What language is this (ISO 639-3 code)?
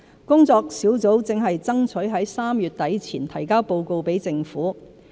yue